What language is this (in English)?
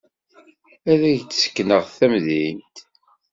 Kabyle